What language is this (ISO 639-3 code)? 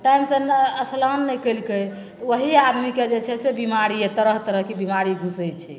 mai